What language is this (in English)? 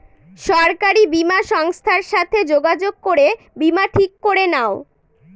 Bangla